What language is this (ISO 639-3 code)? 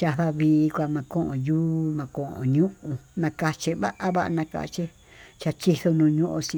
mtu